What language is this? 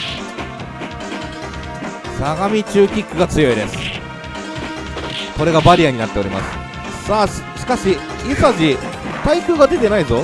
Japanese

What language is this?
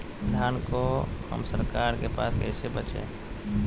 Magahi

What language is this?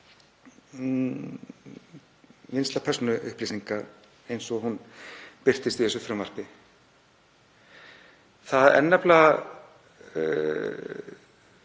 Icelandic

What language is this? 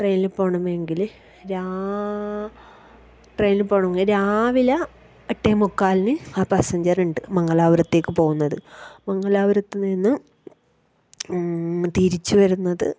Malayalam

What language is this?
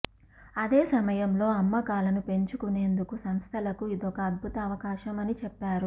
Telugu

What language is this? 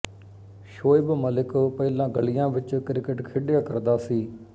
Punjabi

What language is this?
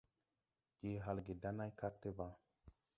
Tupuri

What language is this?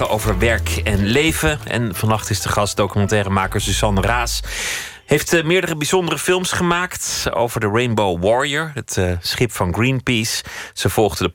Dutch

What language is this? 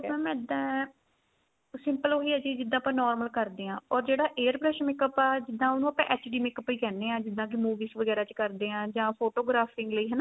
Punjabi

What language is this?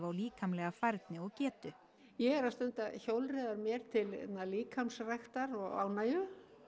Icelandic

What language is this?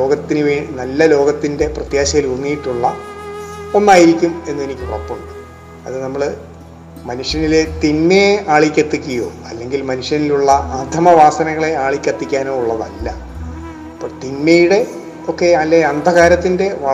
Malayalam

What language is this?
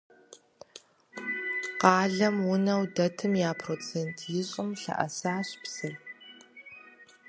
Kabardian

